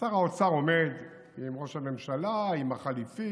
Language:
Hebrew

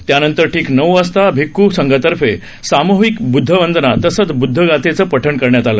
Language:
Marathi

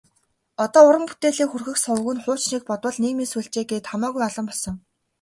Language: Mongolian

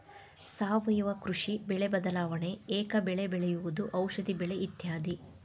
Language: Kannada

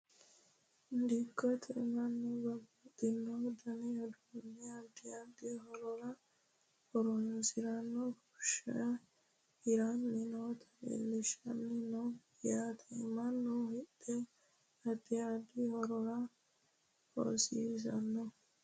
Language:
Sidamo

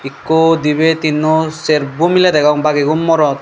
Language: Chakma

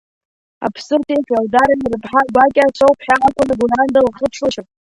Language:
Abkhazian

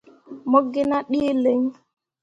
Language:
Mundang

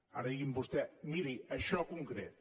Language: Catalan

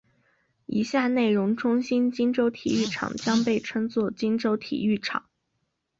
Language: Chinese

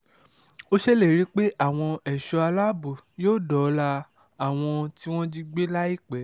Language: Yoruba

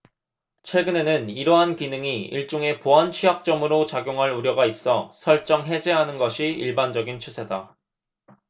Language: Korean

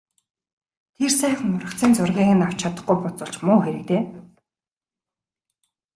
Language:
Mongolian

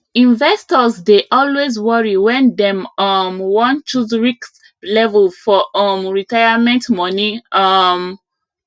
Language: Nigerian Pidgin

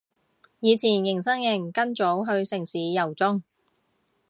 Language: Cantonese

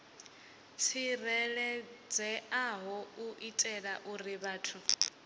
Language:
Venda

